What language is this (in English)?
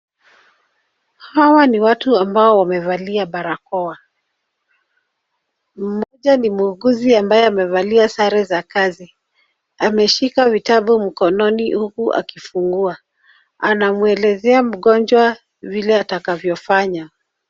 Swahili